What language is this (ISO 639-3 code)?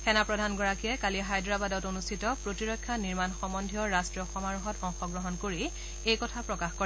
asm